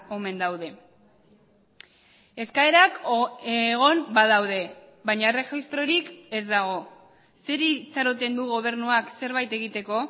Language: Basque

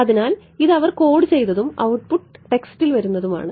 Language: Malayalam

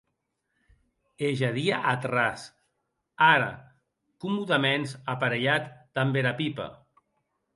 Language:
Occitan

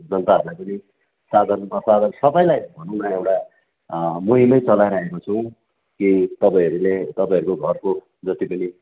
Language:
Nepali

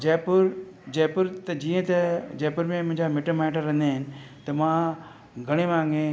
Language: Sindhi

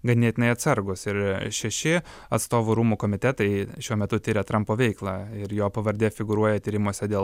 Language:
Lithuanian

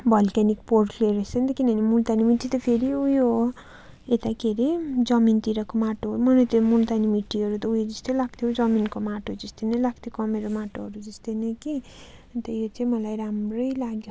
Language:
Nepali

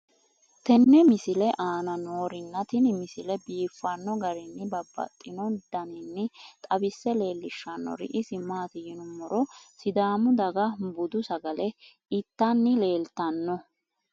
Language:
Sidamo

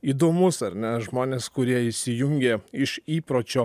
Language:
Lithuanian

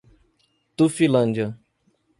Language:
Portuguese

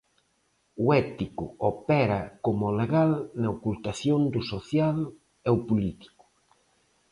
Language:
Galician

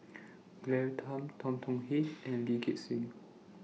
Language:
English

